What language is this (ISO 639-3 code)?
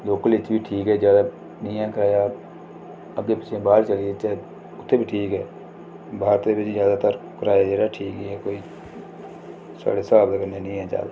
doi